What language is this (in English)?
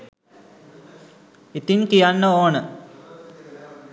Sinhala